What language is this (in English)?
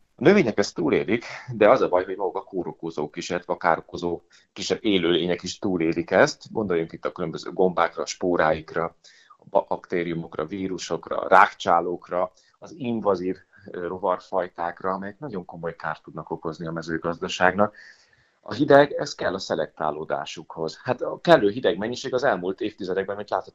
Hungarian